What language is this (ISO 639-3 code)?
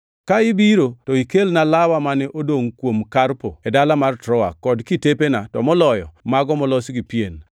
luo